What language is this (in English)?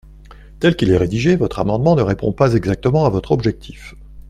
French